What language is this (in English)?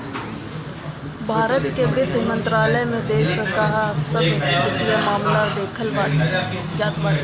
Bhojpuri